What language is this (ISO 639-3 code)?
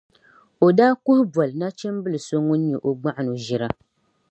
dag